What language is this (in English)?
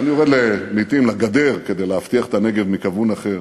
Hebrew